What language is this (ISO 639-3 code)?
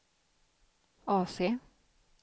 swe